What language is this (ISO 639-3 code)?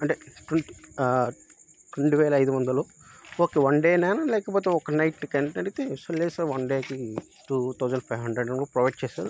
tel